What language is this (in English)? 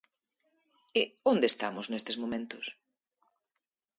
Galician